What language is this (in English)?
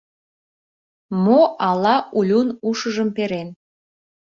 Mari